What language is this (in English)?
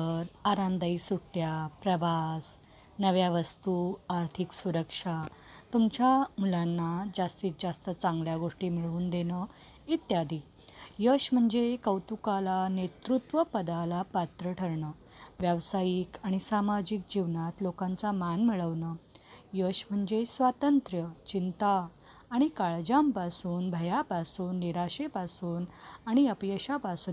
Marathi